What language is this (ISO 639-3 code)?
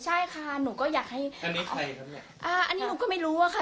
tha